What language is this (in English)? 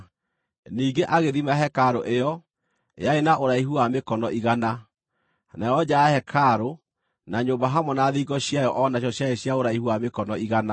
Kikuyu